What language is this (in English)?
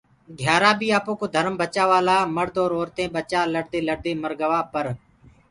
Gurgula